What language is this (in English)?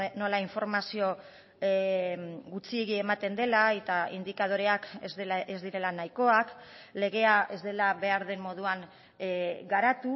Basque